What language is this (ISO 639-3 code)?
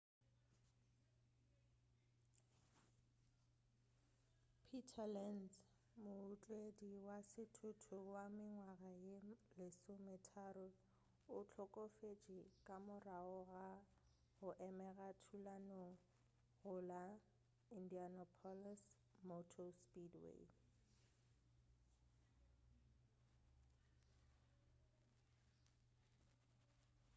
nso